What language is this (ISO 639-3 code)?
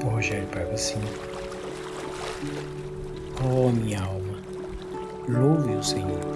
por